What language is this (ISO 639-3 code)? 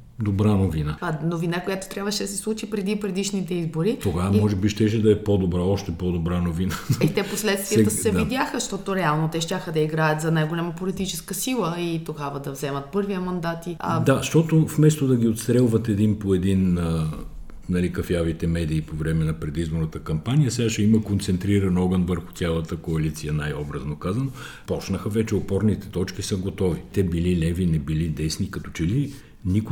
bul